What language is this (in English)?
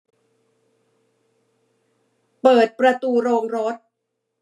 Thai